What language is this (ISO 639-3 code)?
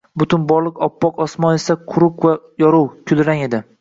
uzb